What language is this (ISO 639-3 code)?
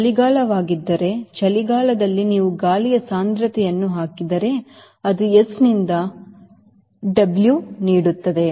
kan